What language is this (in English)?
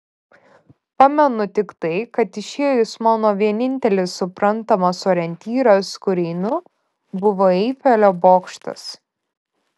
Lithuanian